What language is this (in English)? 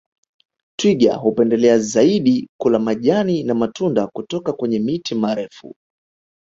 Swahili